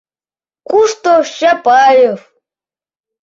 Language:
Mari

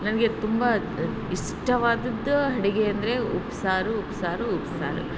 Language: Kannada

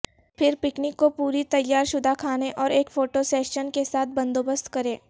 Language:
Urdu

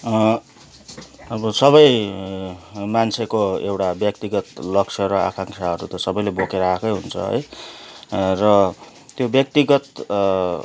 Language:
Nepali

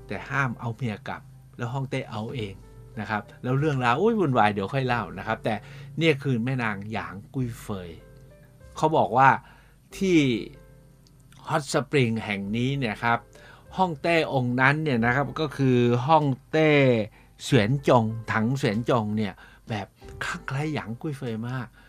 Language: Thai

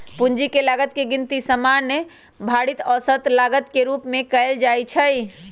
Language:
Magahi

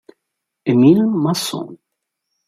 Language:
Italian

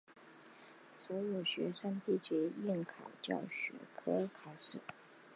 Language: Chinese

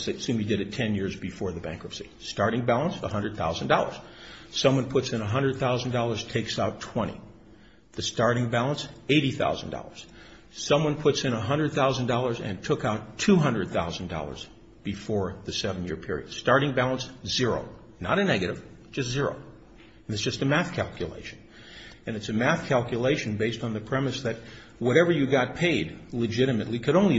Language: English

